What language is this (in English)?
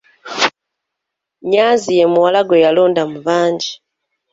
Ganda